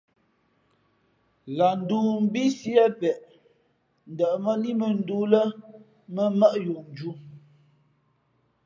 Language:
Fe'fe'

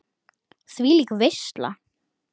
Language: Icelandic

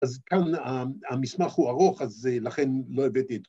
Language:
Hebrew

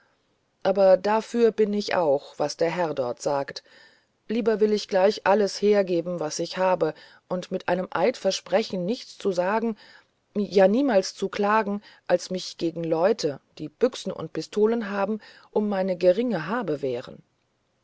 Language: German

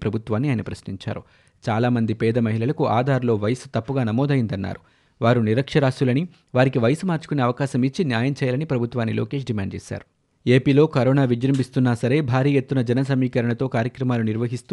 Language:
Telugu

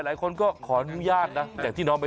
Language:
Thai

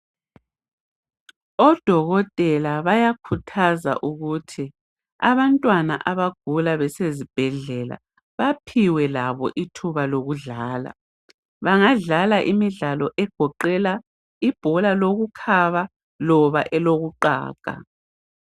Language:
North Ndebele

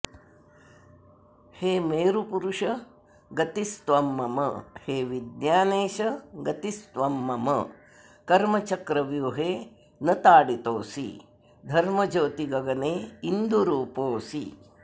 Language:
Sanskrit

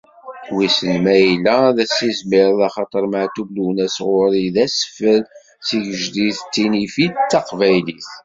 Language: Kabyle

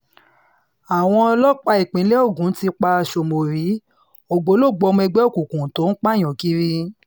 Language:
Yoruba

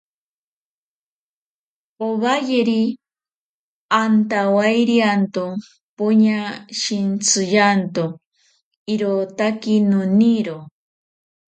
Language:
Ashéninka Perené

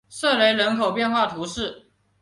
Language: Chinese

